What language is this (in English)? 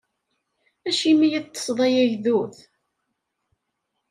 Kabyle